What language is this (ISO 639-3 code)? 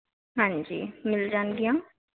pan